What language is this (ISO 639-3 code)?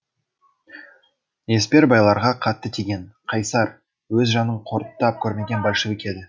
kaz